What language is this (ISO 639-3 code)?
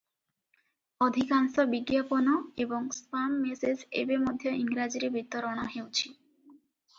ori